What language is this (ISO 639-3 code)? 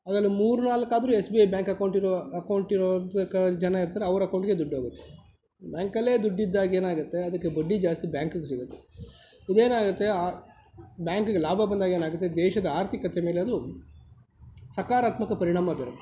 kan